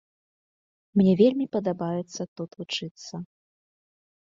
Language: Belarusian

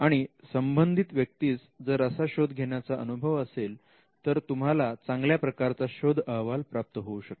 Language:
Marathi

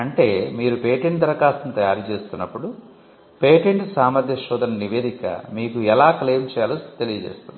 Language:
Telugu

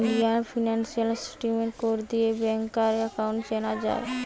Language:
Bangla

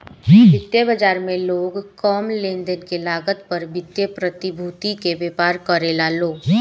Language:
Bhojpuri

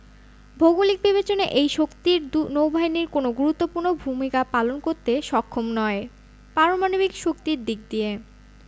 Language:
Bangla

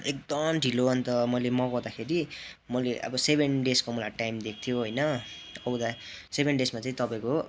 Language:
Nepali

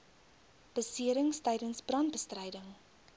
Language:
Afrikaans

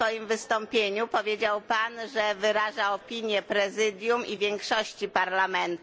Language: Polish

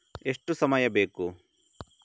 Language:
Kannada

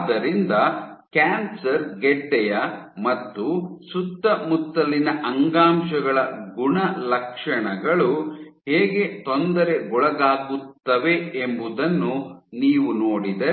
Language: Kannada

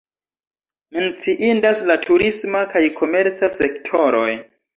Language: Esperanto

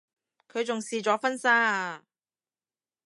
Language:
Cantonese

